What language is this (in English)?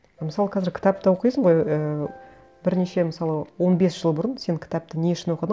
Kazakh